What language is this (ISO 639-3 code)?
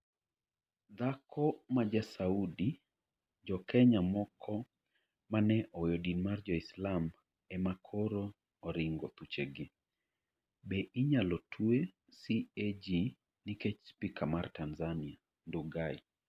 luo